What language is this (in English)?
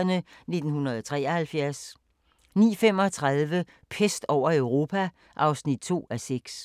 Danish